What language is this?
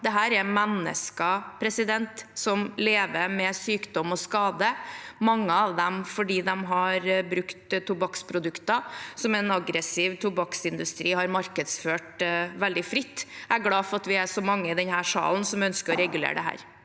Norwegian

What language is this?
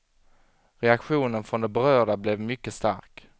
Swedish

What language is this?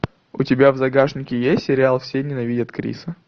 Russian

